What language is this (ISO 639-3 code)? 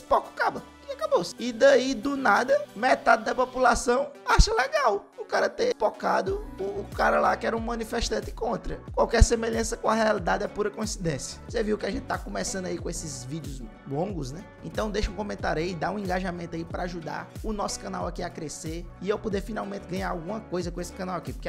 por